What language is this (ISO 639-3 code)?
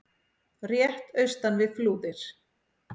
isl